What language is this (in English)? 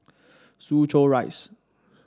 English